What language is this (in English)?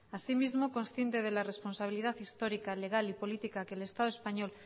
Spanish